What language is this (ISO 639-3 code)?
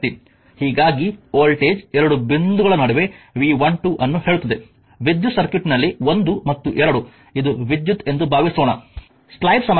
kan